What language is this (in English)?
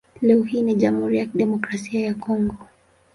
Swahili